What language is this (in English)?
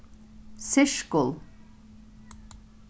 Faroese